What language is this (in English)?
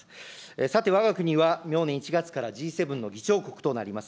Japanese